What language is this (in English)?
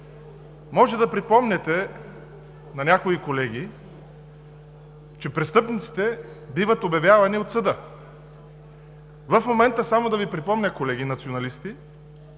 Bulgarian